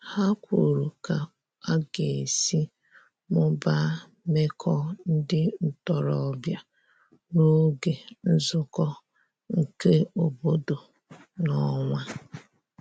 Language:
Igbo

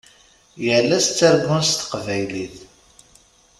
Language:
Kabyle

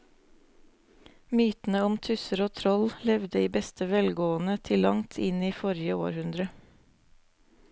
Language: Norwegian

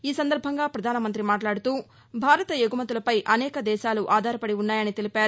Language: Telugu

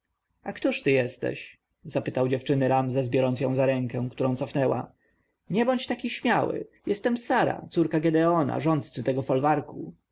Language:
Polish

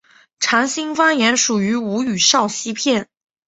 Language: Chinese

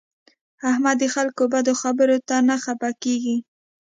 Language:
Pashto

